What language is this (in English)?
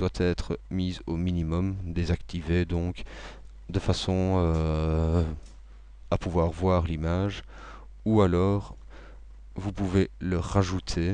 French